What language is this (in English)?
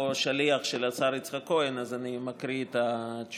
Hebrew